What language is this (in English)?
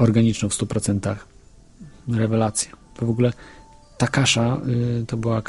Polish